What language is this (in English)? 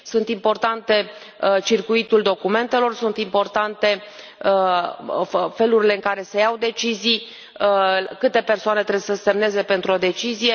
Romanian